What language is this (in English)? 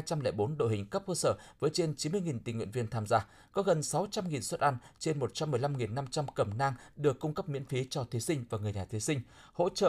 Vietnamese